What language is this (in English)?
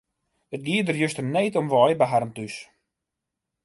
Western Frisian